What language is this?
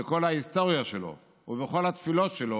Hebrew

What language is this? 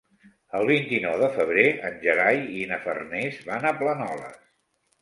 Catalan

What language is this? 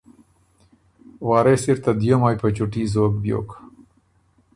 Ormuri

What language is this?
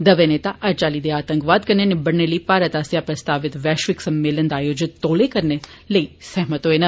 Dogri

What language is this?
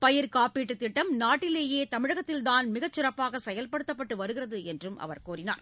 Tamil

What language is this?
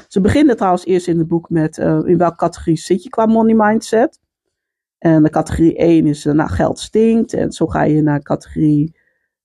Dutch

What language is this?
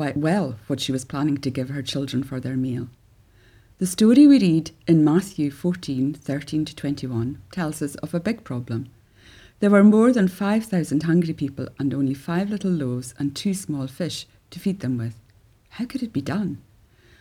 English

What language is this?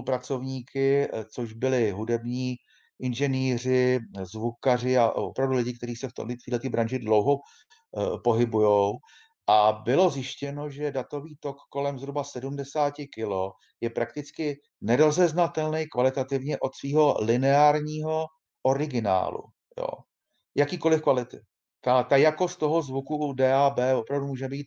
Czech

